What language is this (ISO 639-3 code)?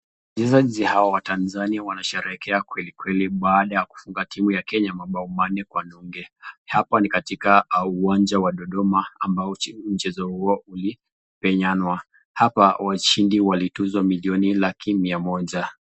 swa